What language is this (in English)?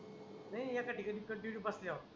Marathi